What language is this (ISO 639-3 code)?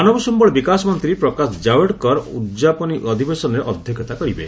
ori